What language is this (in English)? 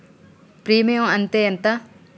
Telugu